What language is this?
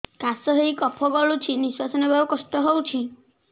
Odia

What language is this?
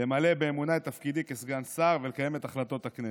Hebrew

